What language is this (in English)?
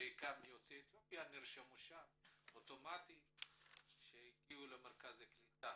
Hebrew